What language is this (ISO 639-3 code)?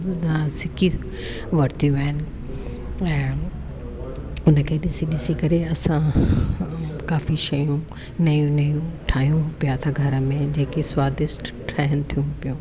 snd